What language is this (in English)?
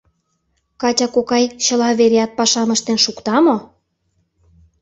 Mari